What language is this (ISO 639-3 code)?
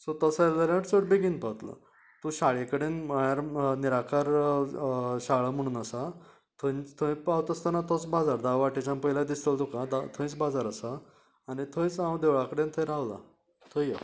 kok